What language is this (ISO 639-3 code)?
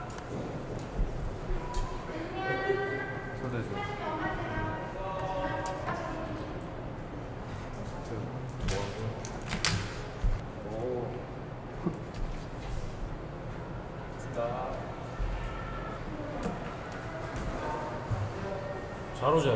kor